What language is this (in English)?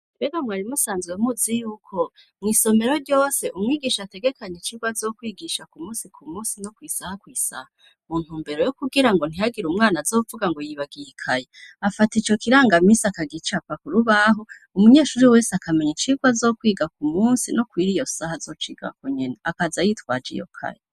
Rundi